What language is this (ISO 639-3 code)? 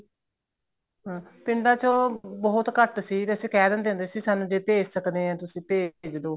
pan